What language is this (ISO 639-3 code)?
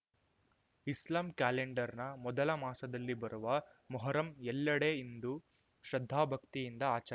kan